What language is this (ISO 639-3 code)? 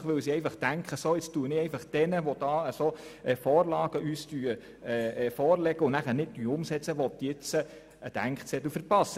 gsw